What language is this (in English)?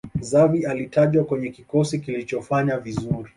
Swahili